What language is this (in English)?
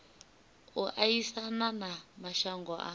Venda